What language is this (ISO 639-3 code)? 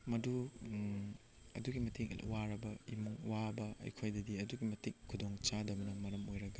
mni